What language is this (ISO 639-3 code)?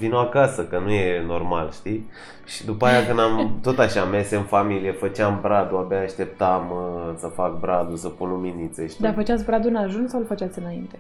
ron